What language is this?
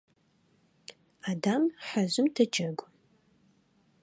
Adyghe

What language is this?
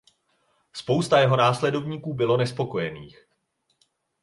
Czech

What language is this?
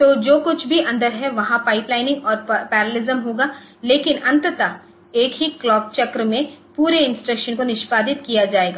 Hindi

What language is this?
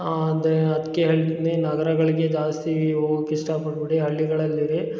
Kannada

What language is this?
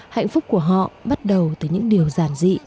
Vietnamese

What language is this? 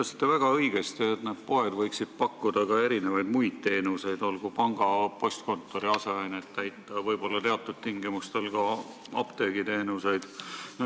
Estonian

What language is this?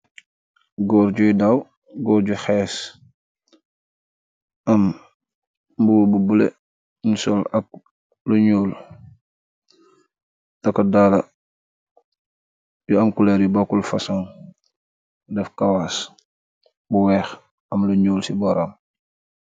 Wolof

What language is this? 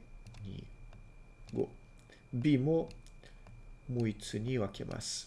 Japanese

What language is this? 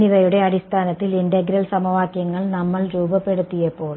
Malayalam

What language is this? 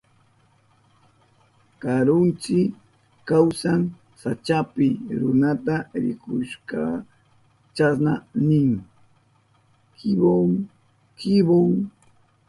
Southern Pastaza Quechua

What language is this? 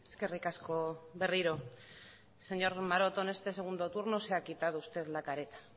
Spanish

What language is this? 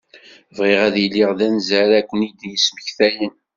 Kabyle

